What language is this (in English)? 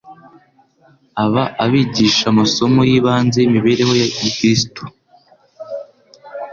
Kinyarwanda